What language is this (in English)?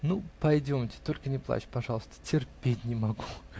Russian